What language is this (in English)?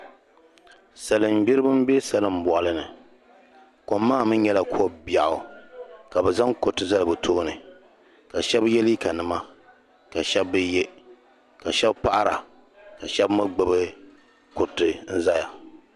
Dagbani